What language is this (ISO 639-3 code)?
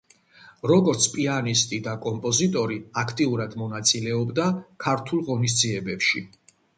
kat